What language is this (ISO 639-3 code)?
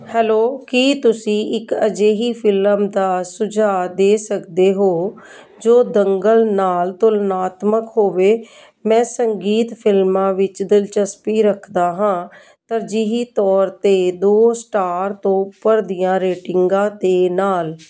pan